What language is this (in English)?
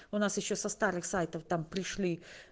Russian